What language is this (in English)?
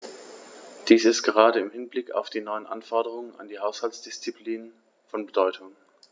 German